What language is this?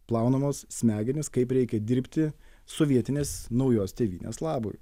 Lithuanian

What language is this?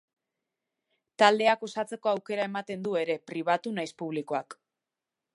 Basque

